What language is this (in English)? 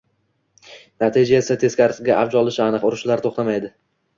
Uzbek